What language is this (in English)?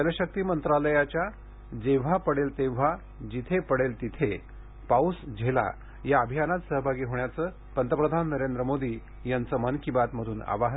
Marathi